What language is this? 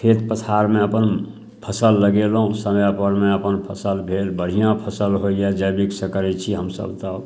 Maithili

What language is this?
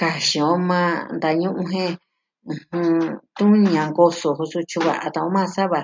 Southwestern Tlaxiaco Mixtec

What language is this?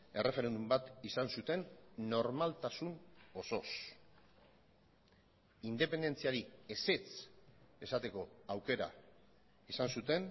Basque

